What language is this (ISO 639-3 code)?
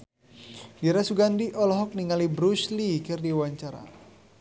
sun